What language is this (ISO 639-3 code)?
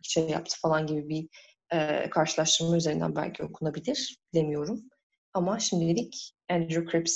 tur